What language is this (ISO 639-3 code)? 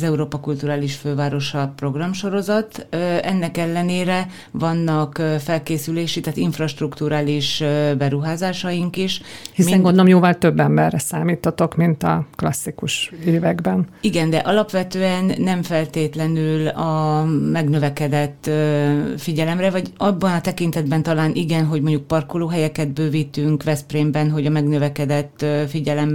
hun